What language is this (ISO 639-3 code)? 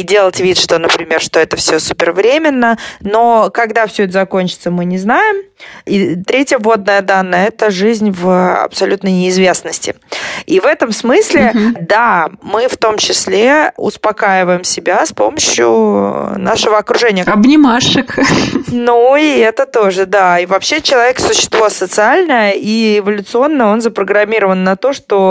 rus